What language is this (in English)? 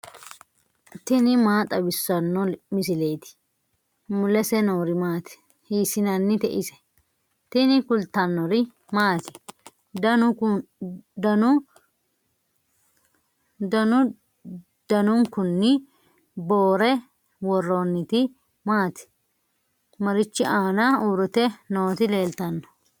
Sidamo